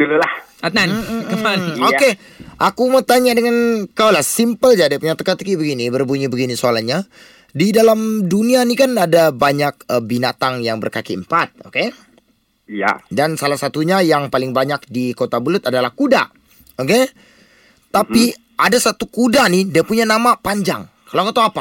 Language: Malay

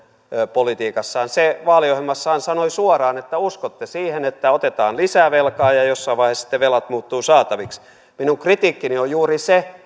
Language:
Finnish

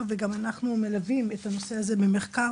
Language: Hebrew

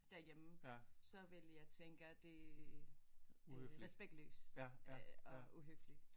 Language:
Danish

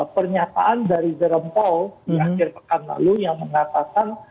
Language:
Indonesian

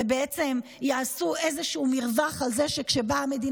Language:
Hebrew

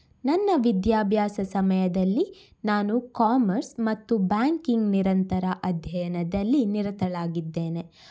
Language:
Kannada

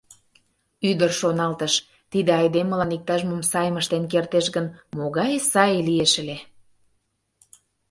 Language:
Mari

